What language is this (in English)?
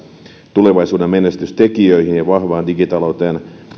Finnish